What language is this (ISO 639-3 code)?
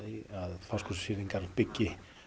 isl